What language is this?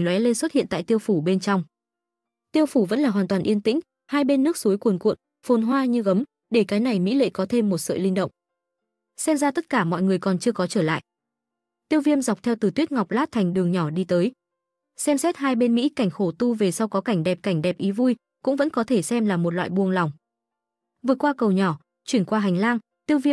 Vietnamese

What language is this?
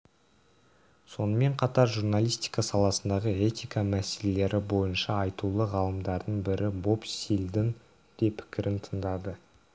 Kazakh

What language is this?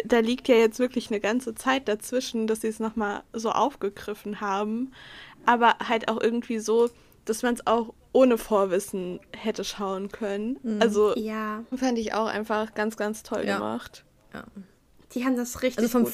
German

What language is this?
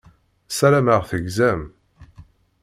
Kabyle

